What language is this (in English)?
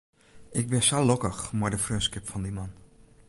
Western Frisian